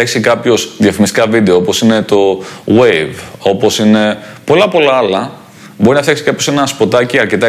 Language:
Greek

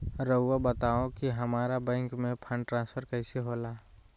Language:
Magahi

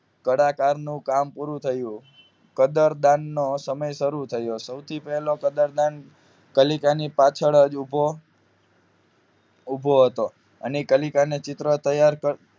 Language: Gujarati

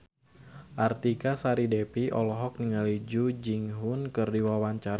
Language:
Sundanese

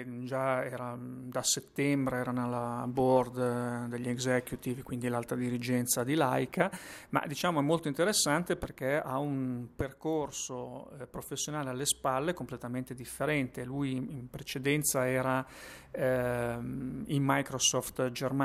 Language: Italian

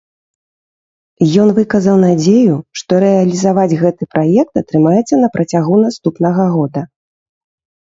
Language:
Belarusian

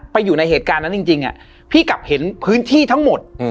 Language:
Thai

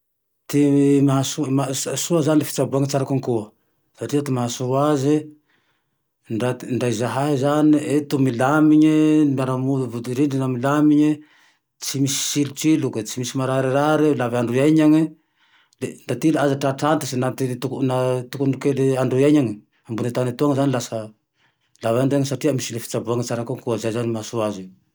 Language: Tandroy-Mahafaly Malagasy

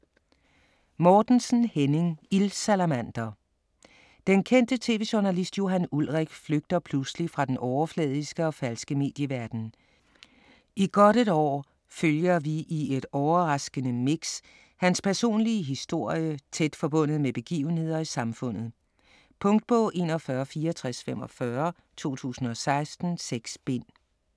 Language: Danish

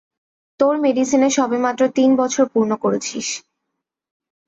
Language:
Bangla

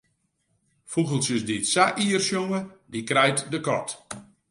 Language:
Western Frisian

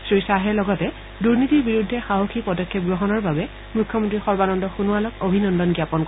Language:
Assamese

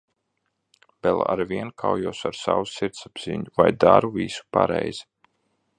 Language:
Latvian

